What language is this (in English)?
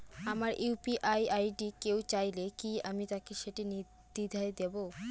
Bangla